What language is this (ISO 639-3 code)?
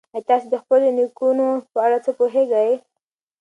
pus